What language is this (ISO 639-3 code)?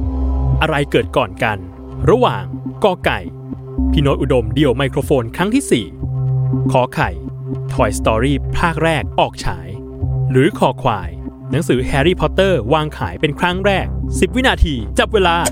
tha